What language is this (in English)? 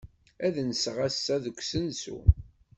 Kabyle